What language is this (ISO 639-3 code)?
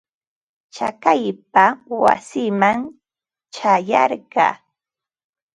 qva